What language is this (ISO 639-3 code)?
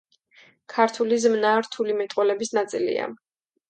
kat